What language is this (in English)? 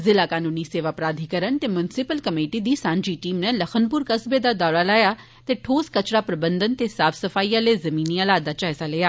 Dogri